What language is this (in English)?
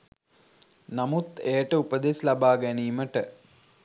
Sinhala